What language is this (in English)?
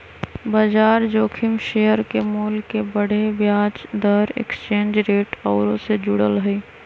Magahi